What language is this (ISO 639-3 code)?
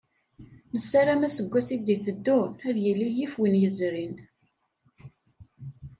kab